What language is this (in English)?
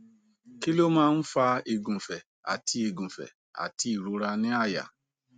Yoruba